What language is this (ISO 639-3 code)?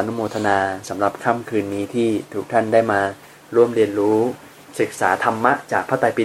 tha